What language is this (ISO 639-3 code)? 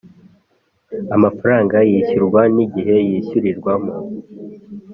kin